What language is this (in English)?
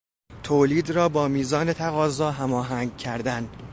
Persian